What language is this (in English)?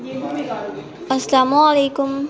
Urdu